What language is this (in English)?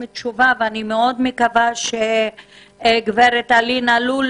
Hebrew